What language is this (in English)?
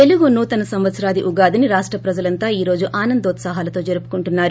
Telugu